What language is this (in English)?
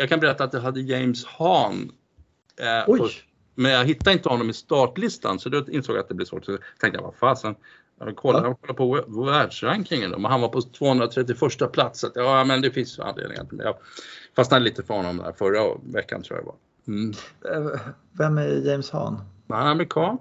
Swedish